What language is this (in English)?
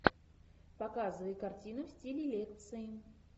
Russian